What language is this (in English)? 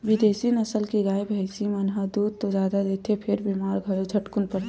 Chhattisgarhi